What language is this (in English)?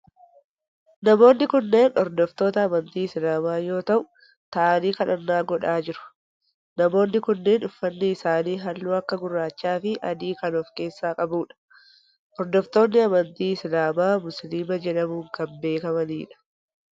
Oromo